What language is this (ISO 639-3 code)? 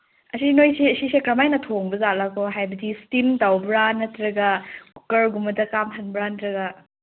mni